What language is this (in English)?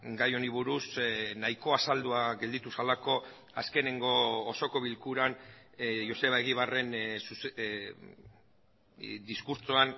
Basque